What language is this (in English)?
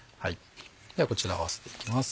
Japanese